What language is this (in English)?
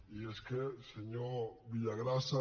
Catalan